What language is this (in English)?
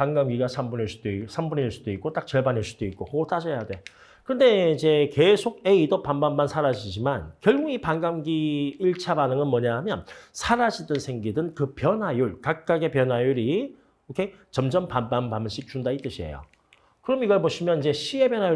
Korean